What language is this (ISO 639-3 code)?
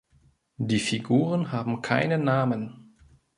deu